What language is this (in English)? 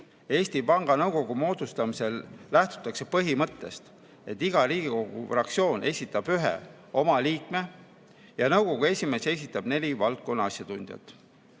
Estonian